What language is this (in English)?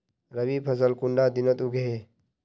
Magahi